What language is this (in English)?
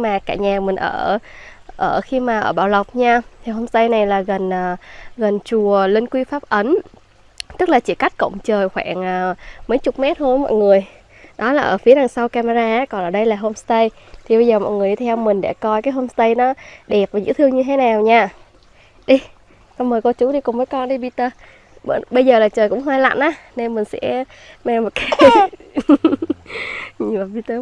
Vietnamese